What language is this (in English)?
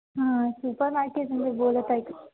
Marathi